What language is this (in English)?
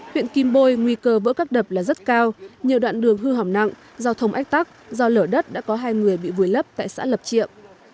Vietnamese